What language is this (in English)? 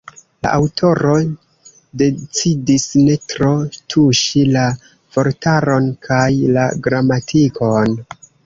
Esperanto